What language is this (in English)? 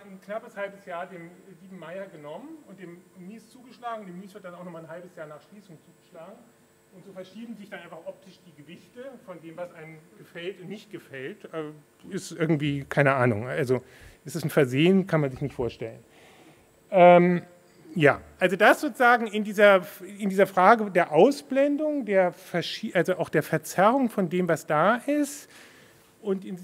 German